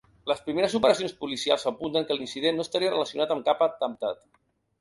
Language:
Catalan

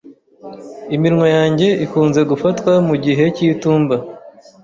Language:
Kinyarwanda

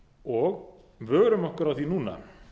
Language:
Icelandic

